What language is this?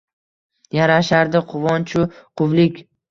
Uzbek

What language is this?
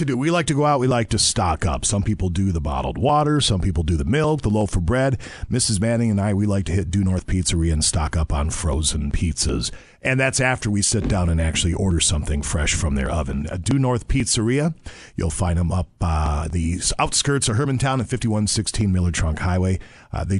English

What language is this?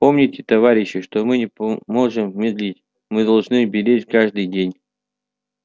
Russian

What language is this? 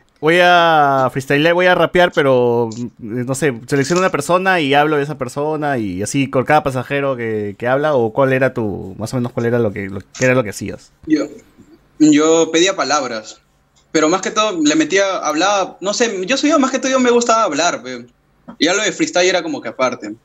Spanish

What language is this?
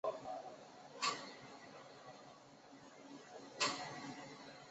Chinese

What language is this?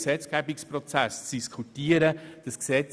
Swiss German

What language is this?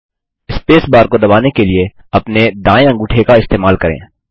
Hindi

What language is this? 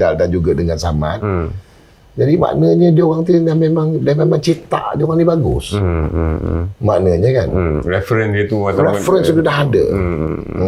Malay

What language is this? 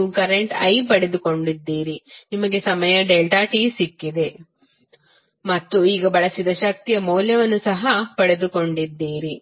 Kannada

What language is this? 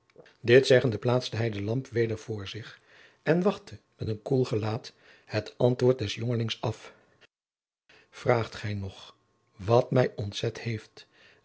Dutch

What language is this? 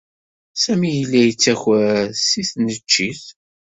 Kabyle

